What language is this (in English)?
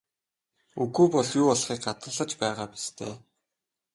Mongolian